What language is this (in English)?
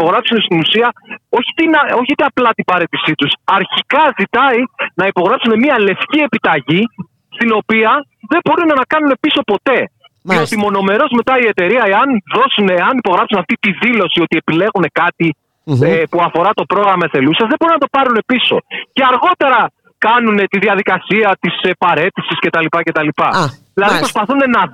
Greek